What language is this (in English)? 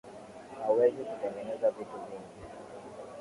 Swahili